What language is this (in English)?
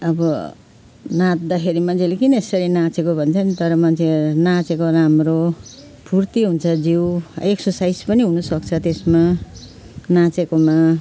Nepali